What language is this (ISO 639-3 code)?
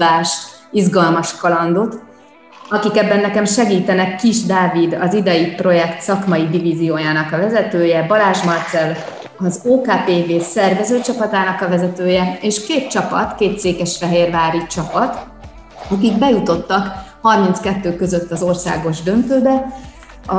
hun